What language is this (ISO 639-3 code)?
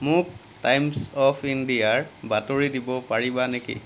asm